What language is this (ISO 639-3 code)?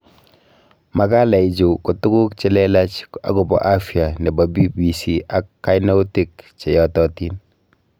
kln